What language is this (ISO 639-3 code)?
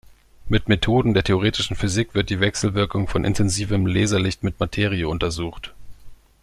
deu